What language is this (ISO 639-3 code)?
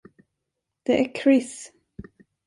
swe